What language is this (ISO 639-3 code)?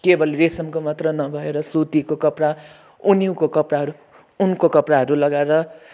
nep